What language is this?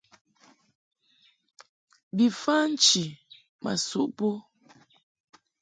Mungaka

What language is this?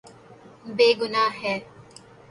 Urdu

